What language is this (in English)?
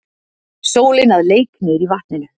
Icelandic